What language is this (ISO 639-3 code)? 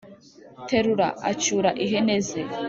kin